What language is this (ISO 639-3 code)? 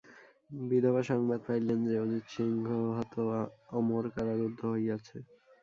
ben